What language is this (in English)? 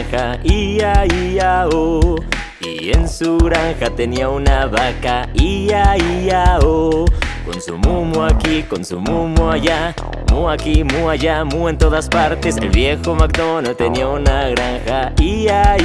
Spanish